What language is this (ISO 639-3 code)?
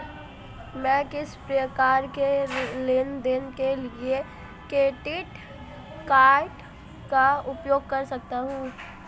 hin